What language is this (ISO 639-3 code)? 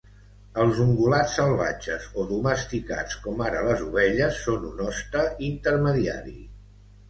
cat